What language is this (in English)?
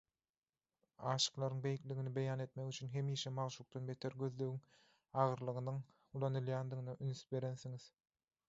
Turkmen